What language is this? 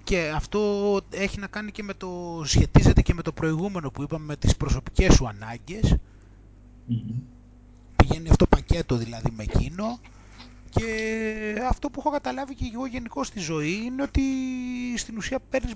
Greek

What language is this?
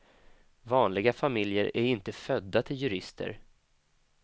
Swedish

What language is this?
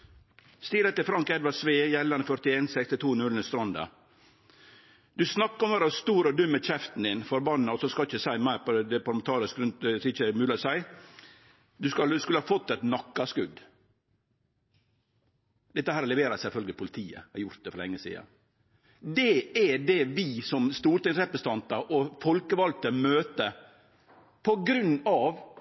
Norwegian Nynorsk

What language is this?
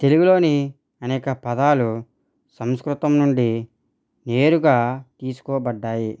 Telugu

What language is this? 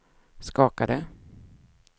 Swedish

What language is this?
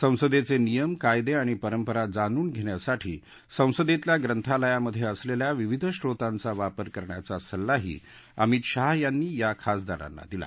Marathi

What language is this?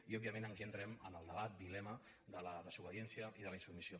Catalan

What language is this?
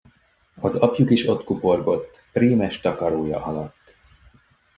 Hungarian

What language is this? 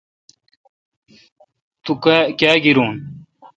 Kalkoti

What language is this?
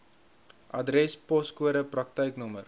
Afrikaans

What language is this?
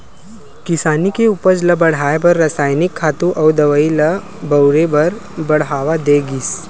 Chhattisgarhi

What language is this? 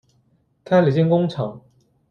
Chinese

